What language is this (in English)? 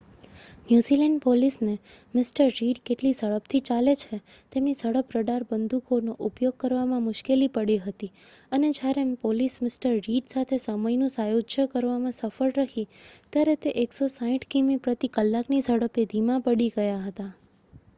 Gujarati